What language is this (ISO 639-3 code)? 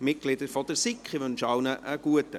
gsw